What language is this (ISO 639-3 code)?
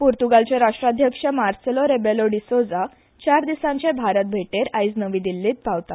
kok